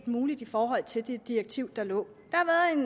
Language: Danish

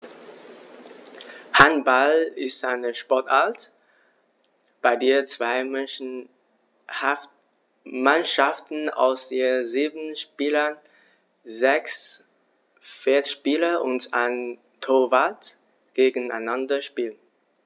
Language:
German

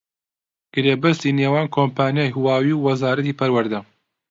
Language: Central Kurdish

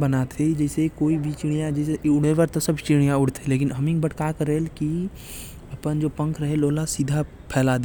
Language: Korwa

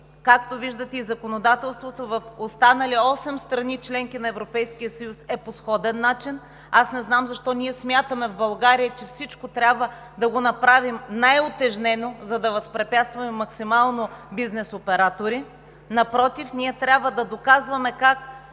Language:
Bulgarian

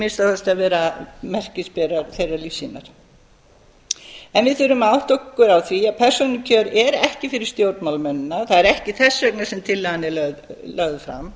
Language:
Icelandic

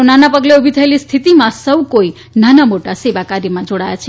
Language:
Gujarati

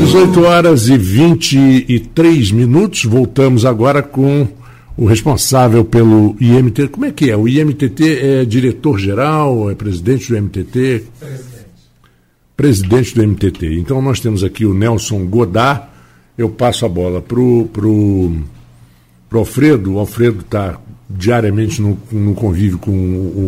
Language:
Portuguese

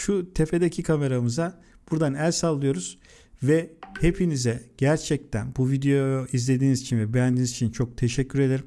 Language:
Turkish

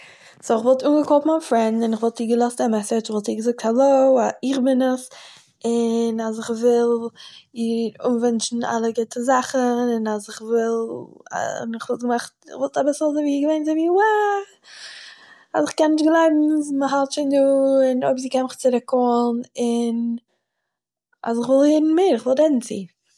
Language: Yiddish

